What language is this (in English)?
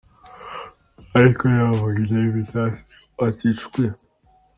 Kinyarwanda